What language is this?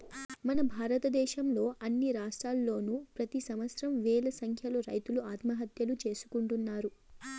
Telugu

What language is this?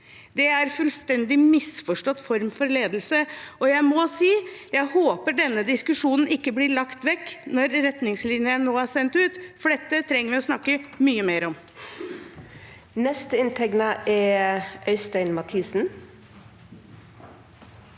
Norwegian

